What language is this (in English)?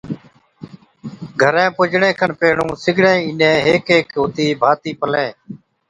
Od